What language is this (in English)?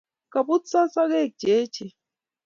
Kalenjin